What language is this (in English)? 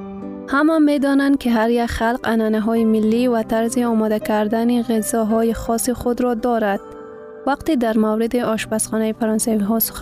Persian